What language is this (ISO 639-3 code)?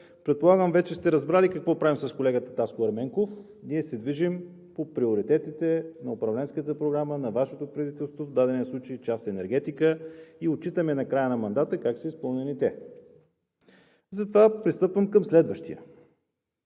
bul